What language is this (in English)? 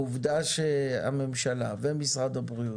Hebrew